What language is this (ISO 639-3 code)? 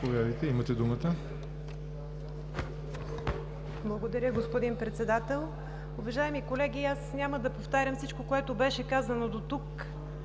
bul